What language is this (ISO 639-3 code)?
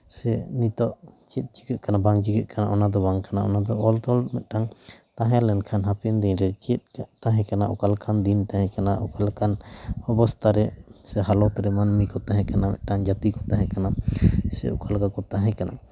sat